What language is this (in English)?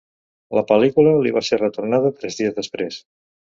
Catalan